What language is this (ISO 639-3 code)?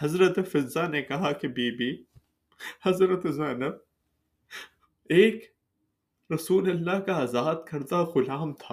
urd